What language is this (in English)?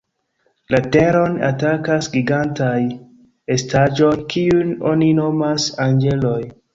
Esperanto